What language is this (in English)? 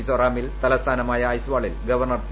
Malayalam